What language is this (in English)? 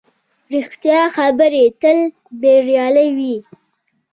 Pashto